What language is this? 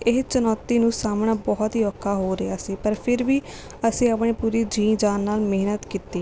Punjabi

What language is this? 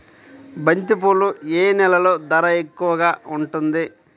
Telugu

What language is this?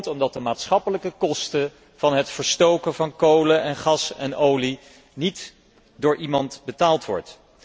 Dutch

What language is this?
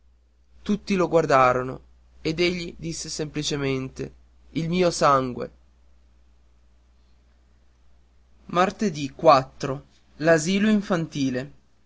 Italian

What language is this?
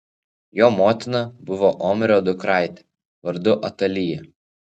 Lithuanian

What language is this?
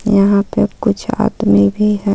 Hindi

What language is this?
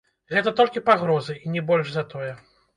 Belarusian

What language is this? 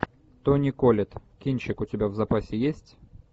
Russian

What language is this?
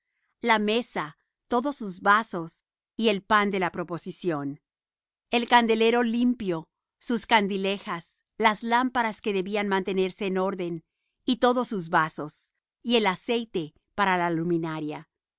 Spanish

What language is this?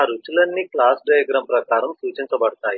Telugu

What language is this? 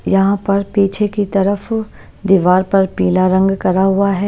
Hindi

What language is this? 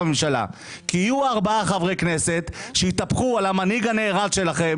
Hebrew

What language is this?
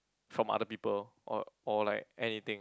English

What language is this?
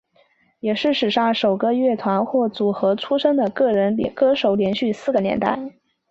Chinese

